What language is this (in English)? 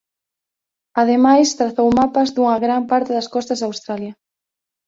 Galician